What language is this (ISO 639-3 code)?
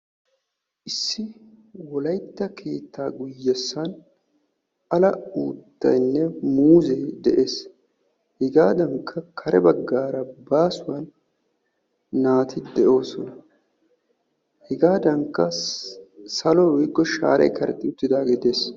wal